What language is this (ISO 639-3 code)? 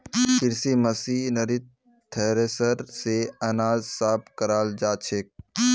mag